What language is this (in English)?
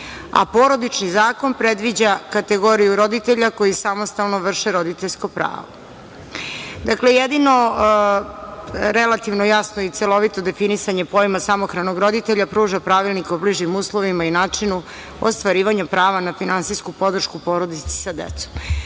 Serbian